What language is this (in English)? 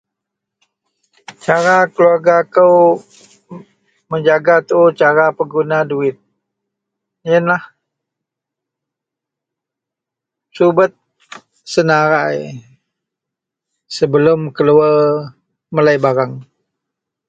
Central Melanau